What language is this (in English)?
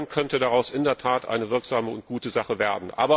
German